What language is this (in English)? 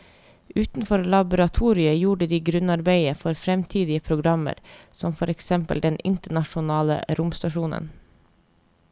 Norwegian